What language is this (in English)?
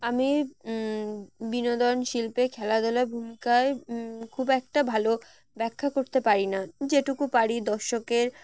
Bangla